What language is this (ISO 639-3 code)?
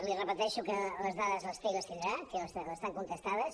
cat